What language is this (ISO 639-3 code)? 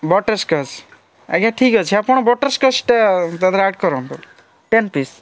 ori